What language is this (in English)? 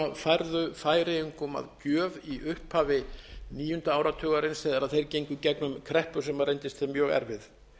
Icelandic